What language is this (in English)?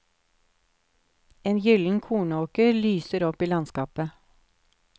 Norwegian